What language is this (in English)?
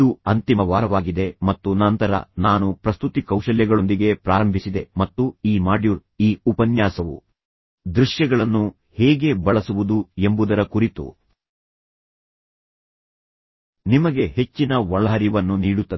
Kannada